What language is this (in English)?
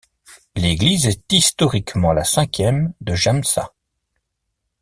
French